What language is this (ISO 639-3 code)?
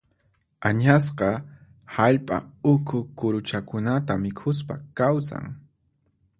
qxp